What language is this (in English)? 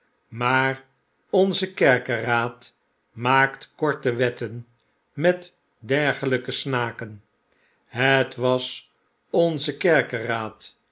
Dutch